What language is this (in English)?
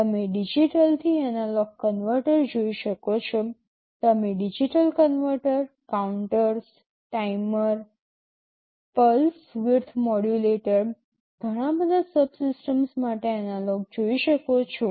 Gujarati